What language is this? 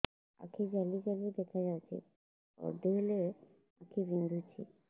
Odia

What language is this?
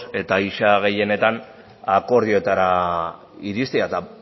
Basque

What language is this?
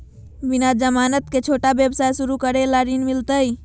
Magahi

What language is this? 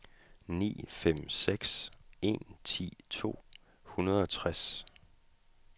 Danish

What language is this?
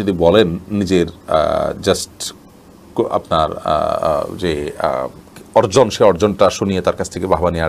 Romanian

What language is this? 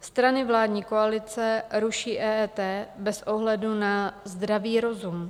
Czech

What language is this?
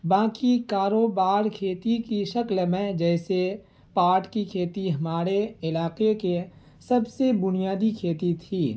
Urdu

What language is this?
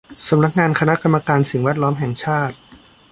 Thai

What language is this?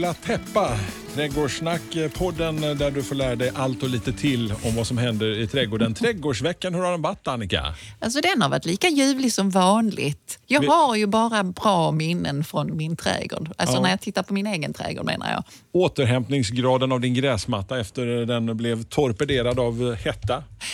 Swedish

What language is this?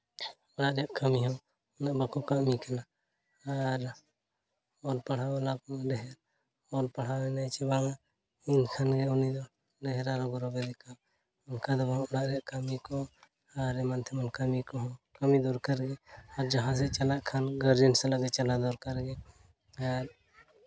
Santali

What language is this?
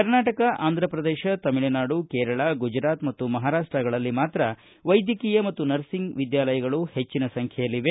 Kannada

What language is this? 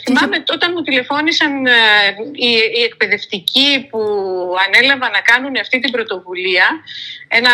Greek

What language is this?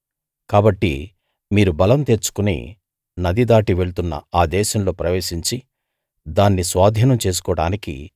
Telugu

